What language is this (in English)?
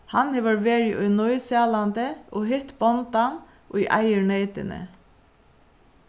Faroese